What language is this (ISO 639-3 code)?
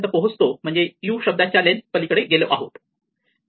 mar